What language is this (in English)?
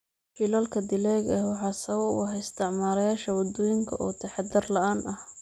Somali